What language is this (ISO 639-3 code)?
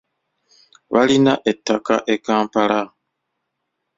lug